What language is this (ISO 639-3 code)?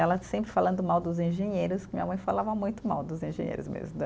por